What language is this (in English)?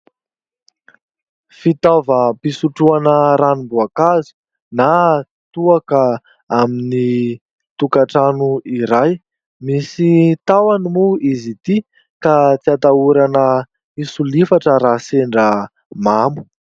Malagasy